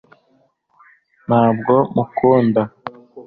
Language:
Kinyarwanda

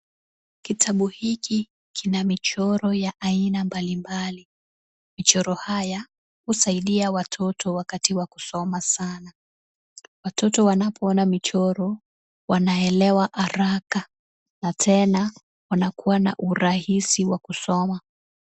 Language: Swahili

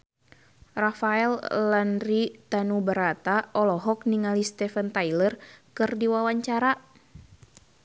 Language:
Sundanese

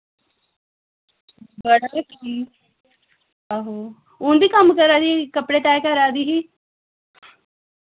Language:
Dogri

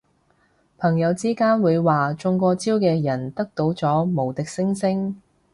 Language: Cantonese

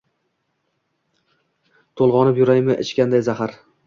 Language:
Uzbek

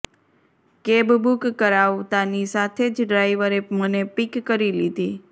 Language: Gujarati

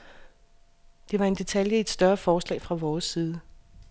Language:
Danish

